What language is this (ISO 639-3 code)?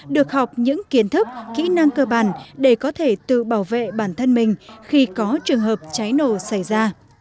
vie